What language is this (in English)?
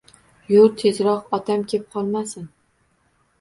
Uzbek